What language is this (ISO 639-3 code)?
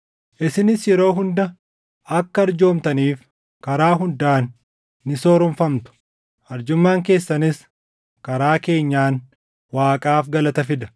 orm